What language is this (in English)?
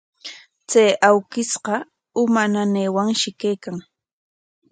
Corongo Ancash Quechua